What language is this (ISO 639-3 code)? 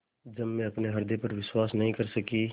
hin